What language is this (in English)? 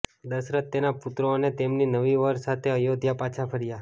Gujarati